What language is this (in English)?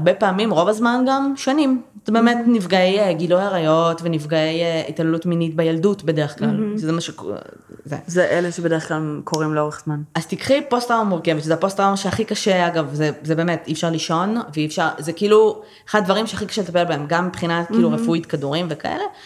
Hebrew